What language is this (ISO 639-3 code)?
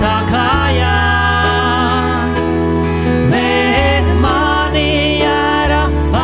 lav